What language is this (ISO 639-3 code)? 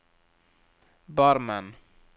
nor